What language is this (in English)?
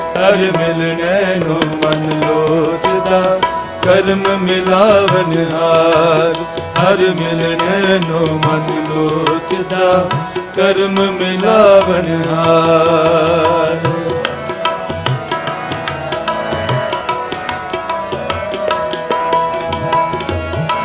Hindi